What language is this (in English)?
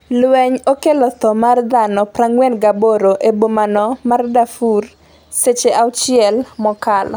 Luo (Kenya and Tanzania)